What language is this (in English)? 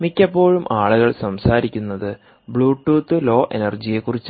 Malayalam